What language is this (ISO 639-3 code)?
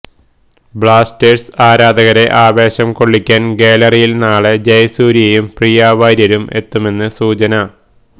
mal